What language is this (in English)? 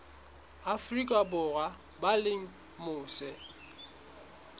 Southern Sotho